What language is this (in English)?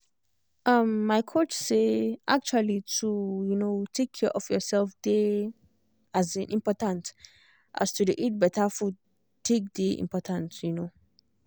Nigerian Pidgin